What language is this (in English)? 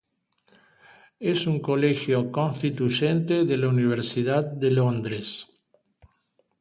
Spanish